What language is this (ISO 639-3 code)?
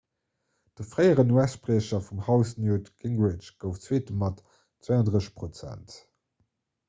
ltz